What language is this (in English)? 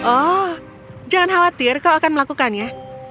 Indonesian